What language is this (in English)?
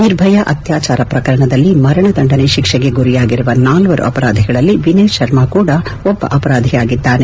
Kannada